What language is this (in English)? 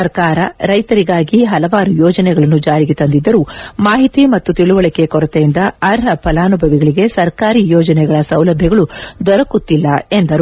Kannada